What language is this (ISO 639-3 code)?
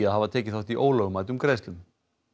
isl